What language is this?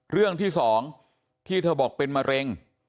Thai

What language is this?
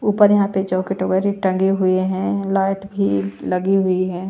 Hindi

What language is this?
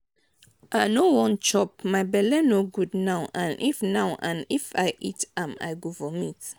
Nigerian Pidgin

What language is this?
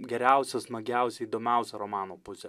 Lithuanian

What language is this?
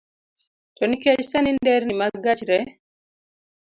Luo (Kenya and Tanzania)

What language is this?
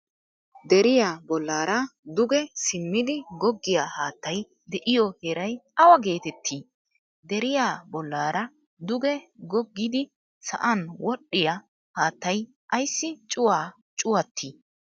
Wolaytta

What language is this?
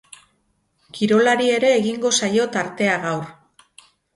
Basque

